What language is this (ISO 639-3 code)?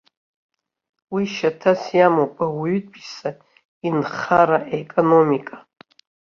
abk